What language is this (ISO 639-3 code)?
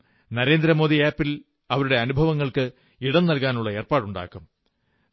mal